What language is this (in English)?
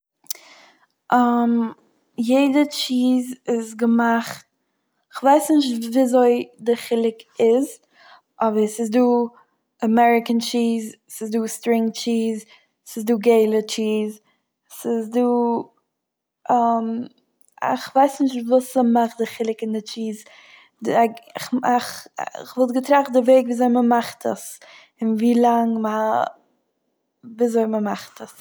Yiddish